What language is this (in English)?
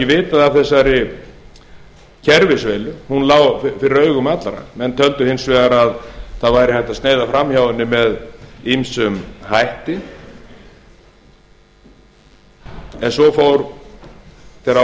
Icelandic